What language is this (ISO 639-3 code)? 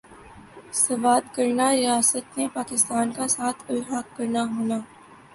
urd